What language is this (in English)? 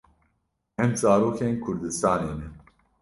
Kurdish